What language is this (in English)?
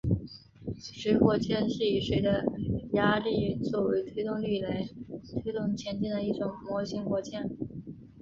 Chinese